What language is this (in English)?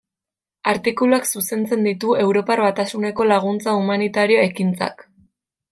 Basque